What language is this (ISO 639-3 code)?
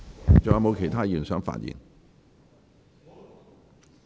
yue